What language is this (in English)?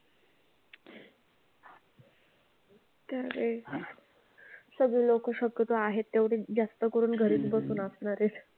Marathi